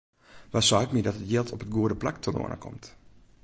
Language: Western Frisian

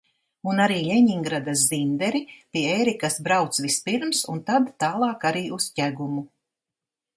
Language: Latvian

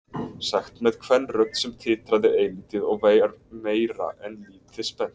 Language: Icelandic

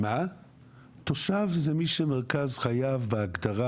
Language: Hebrew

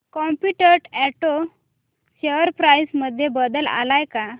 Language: Marathi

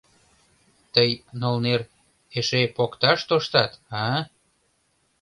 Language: Mari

